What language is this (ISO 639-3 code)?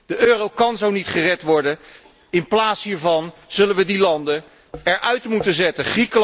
nld